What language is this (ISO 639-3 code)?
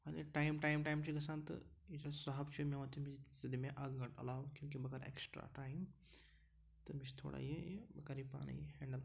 kas